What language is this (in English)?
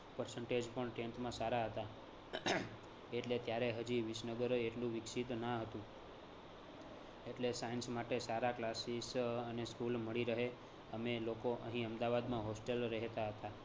Gujarati